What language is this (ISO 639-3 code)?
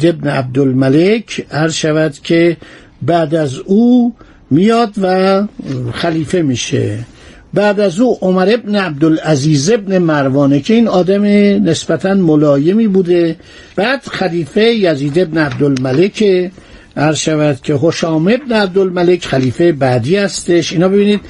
fas